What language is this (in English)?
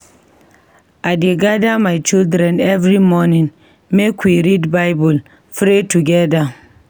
Nigerian Pidgin